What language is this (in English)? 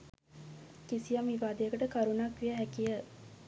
Sinhala